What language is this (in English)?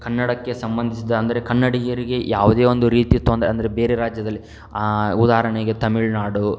Kannada